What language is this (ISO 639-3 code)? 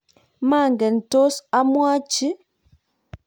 kln